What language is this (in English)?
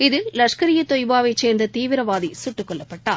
Tamil